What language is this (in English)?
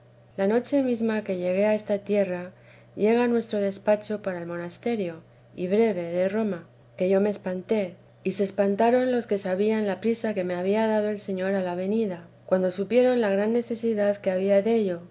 Spanish